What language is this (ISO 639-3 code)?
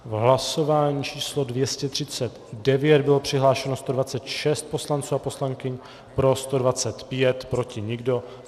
ces